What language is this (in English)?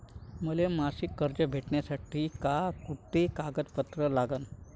Marathi